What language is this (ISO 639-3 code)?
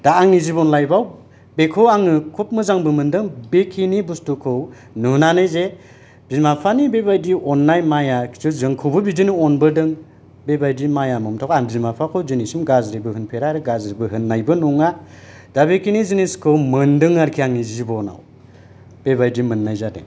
brx